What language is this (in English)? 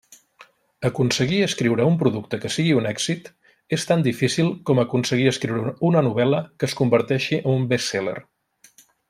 Catalan